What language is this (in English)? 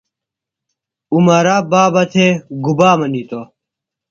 Phalura